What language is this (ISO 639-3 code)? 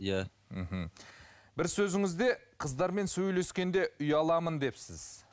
kaz